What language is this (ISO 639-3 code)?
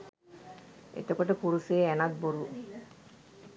sin